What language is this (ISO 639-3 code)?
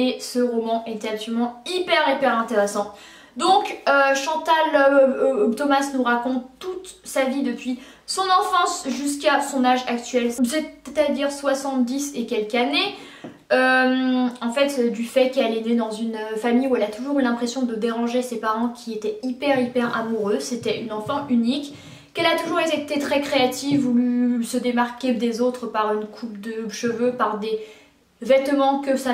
fra